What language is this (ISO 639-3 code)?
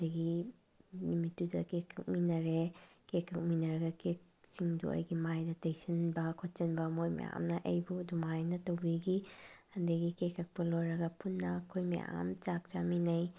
mni